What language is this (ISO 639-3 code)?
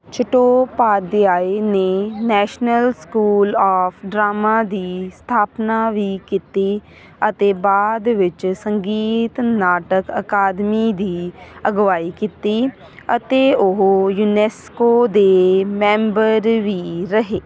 pan